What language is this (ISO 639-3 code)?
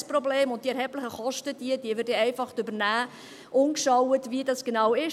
gsw